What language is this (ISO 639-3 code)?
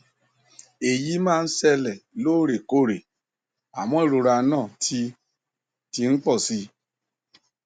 yor